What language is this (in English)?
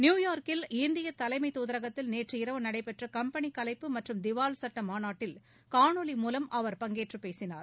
Tamil